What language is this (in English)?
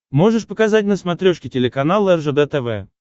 Russian